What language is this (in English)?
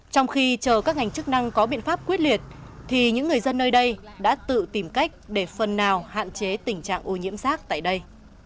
Vietnamese